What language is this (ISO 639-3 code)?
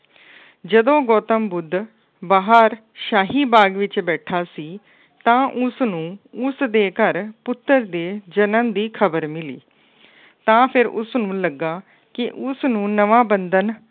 pan